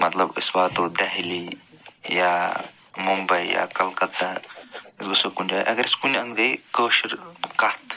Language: Kashmiri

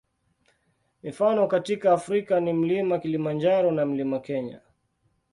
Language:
Swahili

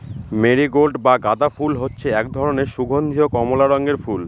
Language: Bangla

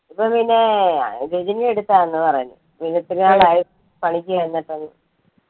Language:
Malayalam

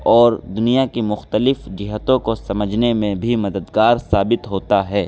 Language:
Urdu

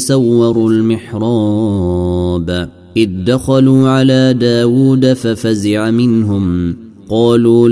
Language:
Arabic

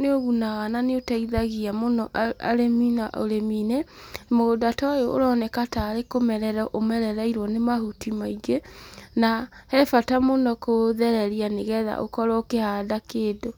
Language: Kikuyu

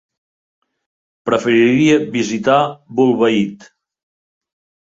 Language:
Catalan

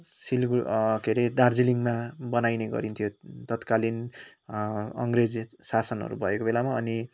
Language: Nepali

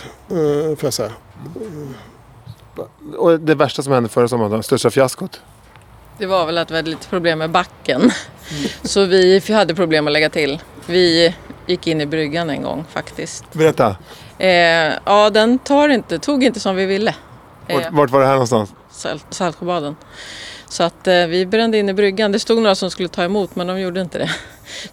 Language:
Swedish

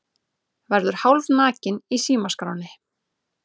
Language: Icelandic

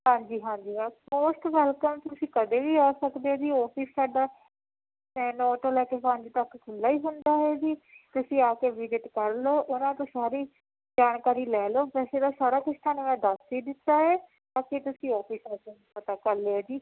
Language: Punjabi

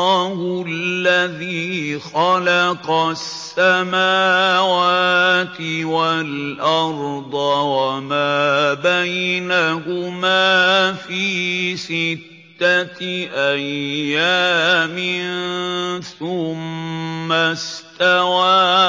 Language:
Arabic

